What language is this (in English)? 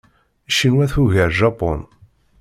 Kabyle